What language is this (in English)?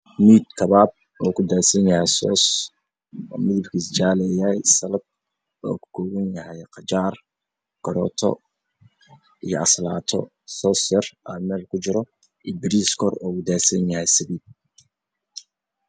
Somali